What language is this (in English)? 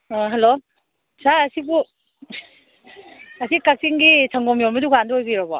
Manipuri